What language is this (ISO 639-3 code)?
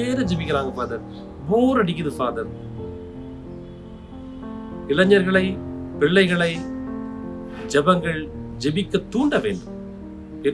tur